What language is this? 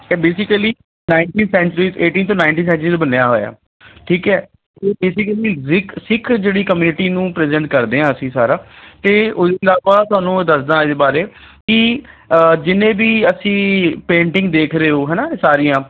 Punjabi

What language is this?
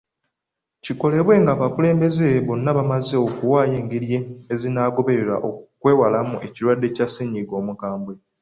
Ganda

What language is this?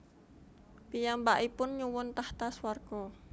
Javanese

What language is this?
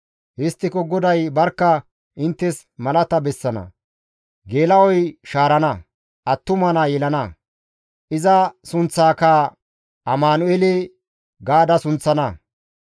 Gamo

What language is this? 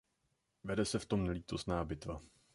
Czech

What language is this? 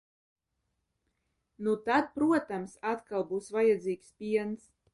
Latvian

